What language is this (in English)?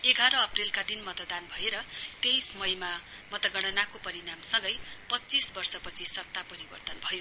Nepali